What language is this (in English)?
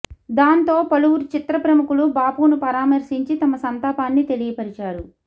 Telugu